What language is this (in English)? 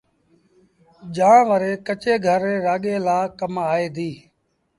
Sindhi Bhil